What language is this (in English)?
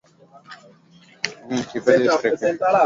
Swahili